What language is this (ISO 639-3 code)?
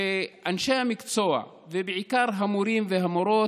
heb